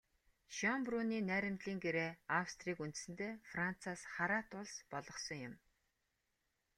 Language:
Mongolian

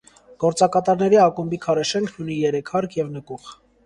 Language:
Armenian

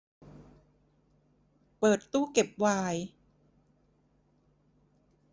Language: Thai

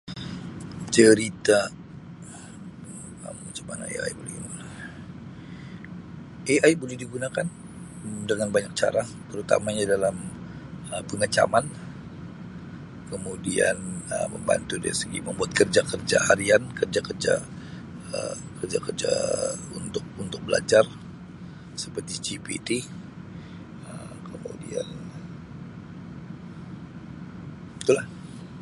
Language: Sabah Malay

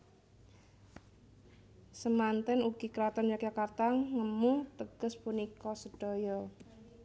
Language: Javanese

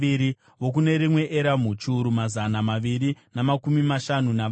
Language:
Shona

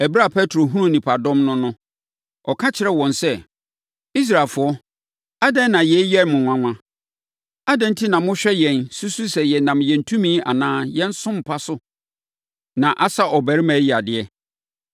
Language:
Akan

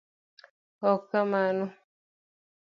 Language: Luo (Kenya and Tanzania)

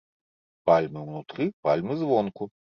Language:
Belarusian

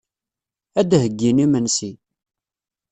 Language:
Kabyle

